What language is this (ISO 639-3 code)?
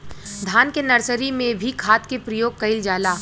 bho